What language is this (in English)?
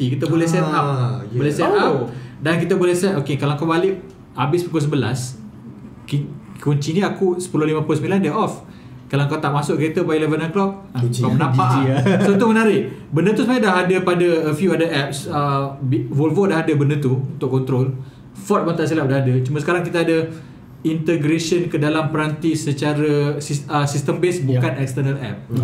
Malay